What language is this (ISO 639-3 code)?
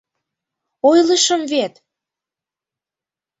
chm